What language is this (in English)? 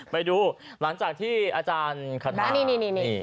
Thai